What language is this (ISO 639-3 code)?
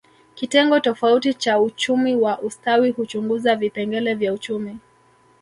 swa